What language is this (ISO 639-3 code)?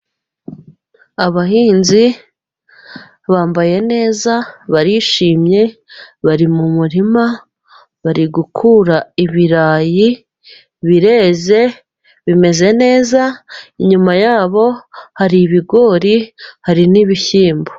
kin